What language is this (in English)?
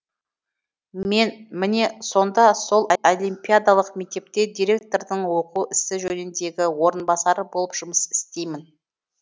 Kazakh